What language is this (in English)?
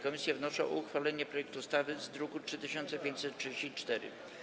Polish